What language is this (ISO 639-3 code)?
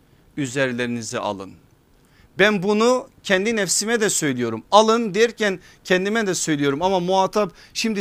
tur